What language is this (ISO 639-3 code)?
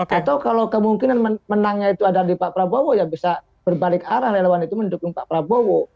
ind